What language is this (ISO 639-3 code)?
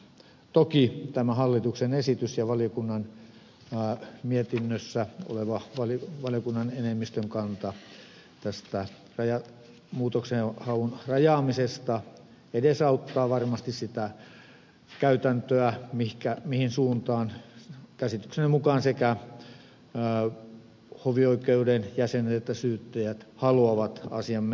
fin